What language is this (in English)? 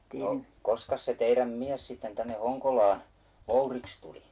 Finnish